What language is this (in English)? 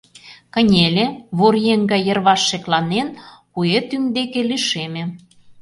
Mari